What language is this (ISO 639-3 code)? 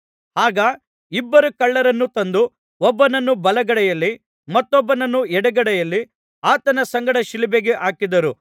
kan